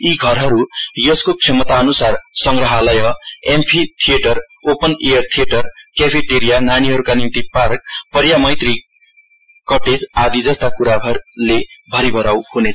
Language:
Nepali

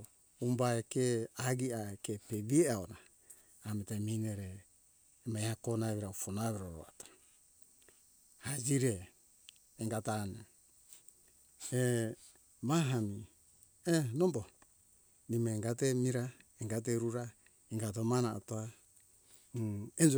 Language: Hunjara-Kaina Ke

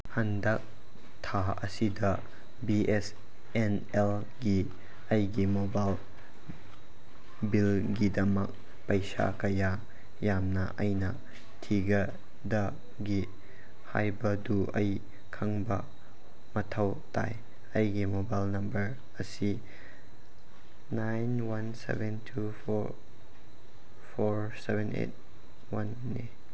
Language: Manipuri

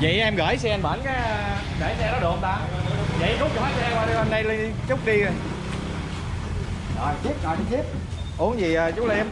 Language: Vietnamese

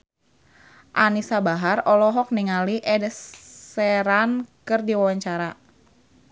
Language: Sundanese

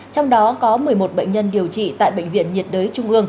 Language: Vietnamese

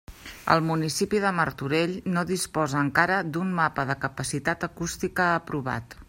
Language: Catalan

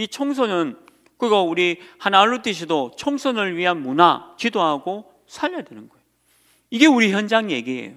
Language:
Korean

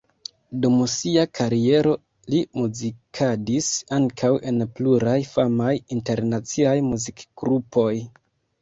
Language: Esperanto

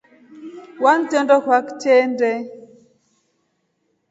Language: Rombo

